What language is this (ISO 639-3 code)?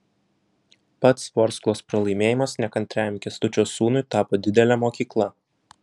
lit